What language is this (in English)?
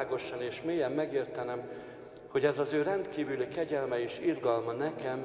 Hungarian